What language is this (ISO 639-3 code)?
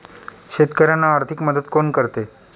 mar